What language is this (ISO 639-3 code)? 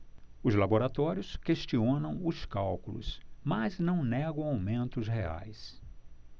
por